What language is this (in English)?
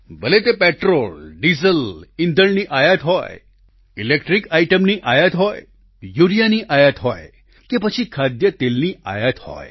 Gujarati